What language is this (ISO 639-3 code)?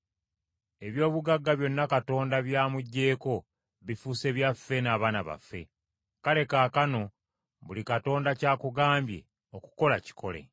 lug